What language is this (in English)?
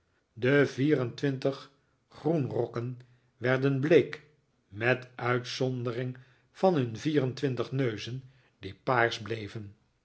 Dutch